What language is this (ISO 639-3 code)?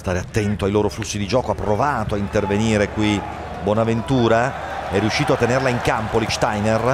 ita